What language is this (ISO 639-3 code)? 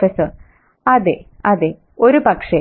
mal